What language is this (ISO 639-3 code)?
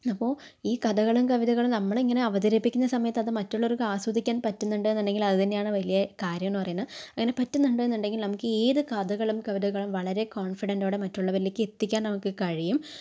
mal